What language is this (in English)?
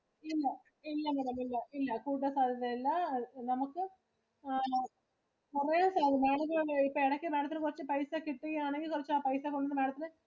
Malayalam